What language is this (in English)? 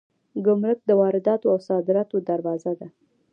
Pashto